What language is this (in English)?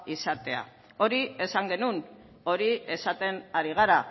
Basque